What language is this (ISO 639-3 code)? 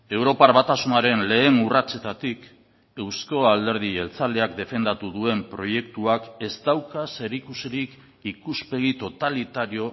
eus